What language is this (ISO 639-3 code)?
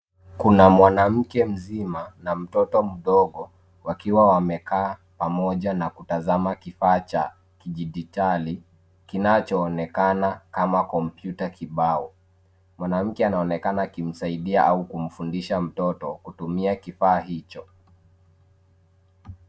swa